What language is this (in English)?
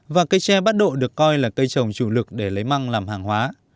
Vietnamese